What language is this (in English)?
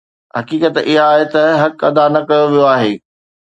Sindhi